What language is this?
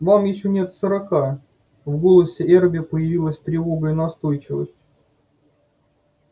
Russian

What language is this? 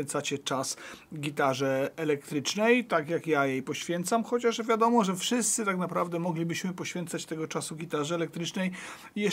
Polish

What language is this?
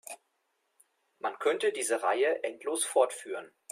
German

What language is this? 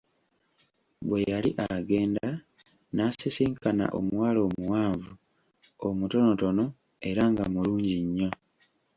Ganda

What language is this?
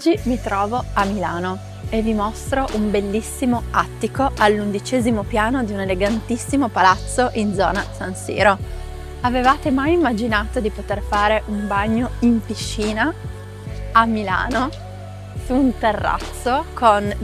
Italian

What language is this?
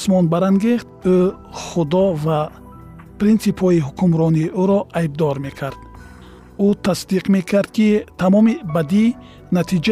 Persian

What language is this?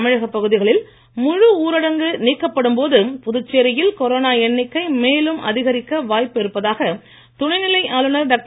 Tamil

